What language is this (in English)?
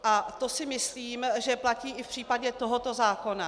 Czech